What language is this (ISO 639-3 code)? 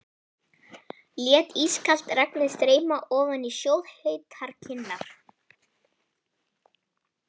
isl